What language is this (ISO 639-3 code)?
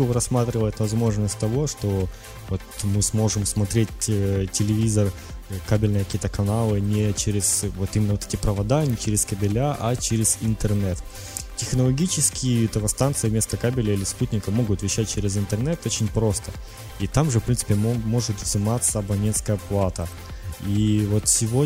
rus